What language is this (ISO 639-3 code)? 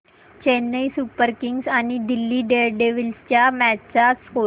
mar